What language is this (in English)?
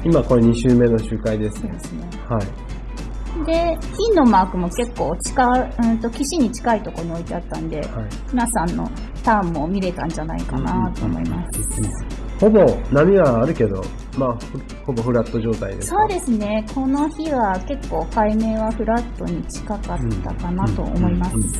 Japanese